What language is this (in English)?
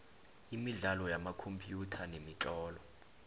South Ndebele